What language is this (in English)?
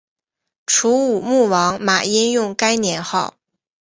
Chinese